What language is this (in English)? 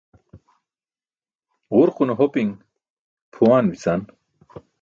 Burushaski